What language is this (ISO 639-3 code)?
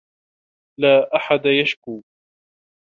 ara